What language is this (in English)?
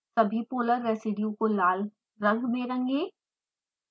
Hindi